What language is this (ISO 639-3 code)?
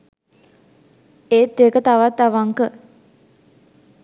sin